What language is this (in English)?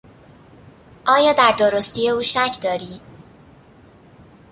Persian